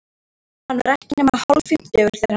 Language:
Icelandic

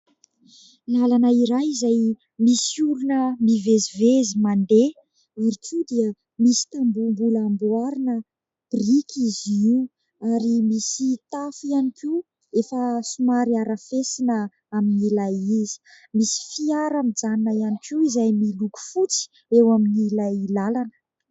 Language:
Malagasy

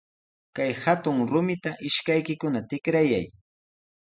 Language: Sihuas Ancash Quechua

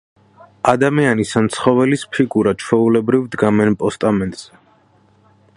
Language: Georgian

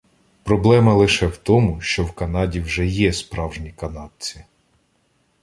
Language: Ukrainian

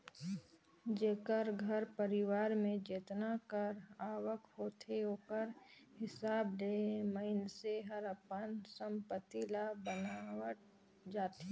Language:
Chhattisgarhi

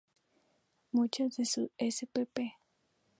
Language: Spanish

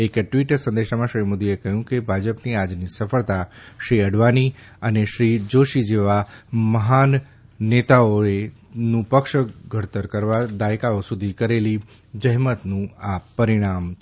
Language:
Gujarati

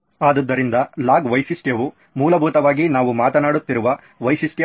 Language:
Kannada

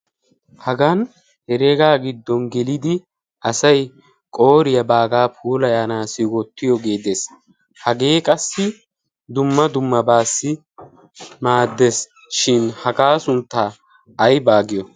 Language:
Wolaytta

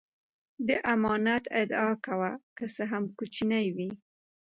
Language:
Pashto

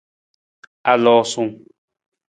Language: Nawdm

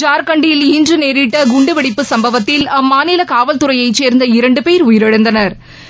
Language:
Tamil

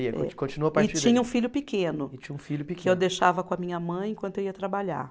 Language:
Portuguese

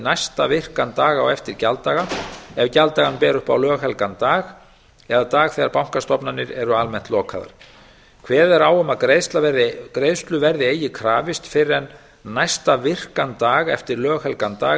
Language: Icelandic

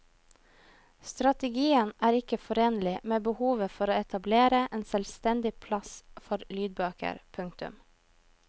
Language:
Norwegian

